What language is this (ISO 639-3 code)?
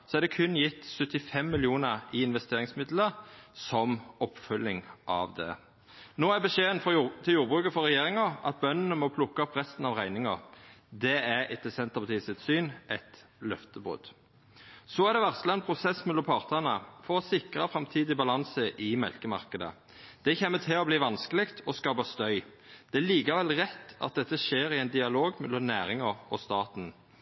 nno